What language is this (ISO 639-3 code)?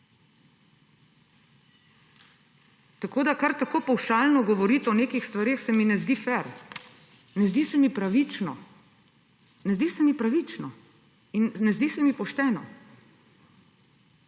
slv